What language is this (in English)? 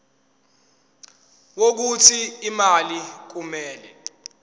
Zulu